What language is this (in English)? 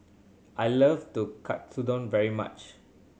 English